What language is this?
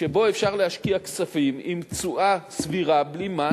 Hebrew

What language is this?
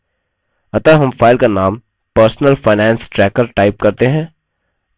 Hindi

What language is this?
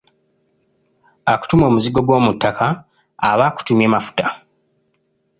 Ganda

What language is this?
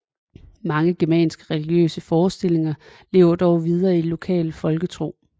Danish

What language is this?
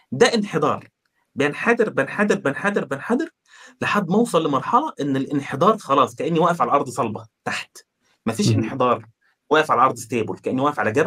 Arabic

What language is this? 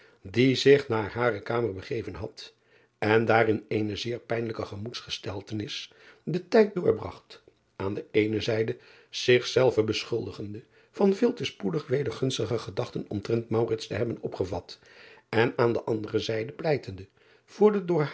Dutch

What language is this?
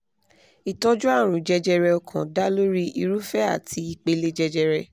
Yoruba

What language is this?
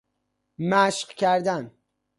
Persian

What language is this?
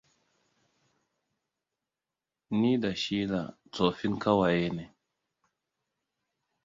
Hausa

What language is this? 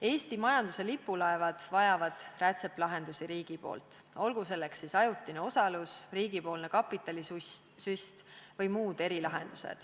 Estonian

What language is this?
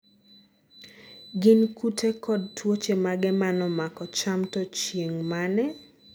Luo (Kenya and Tanzania)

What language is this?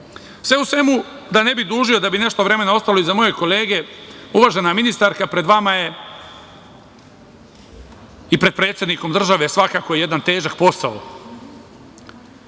Serbian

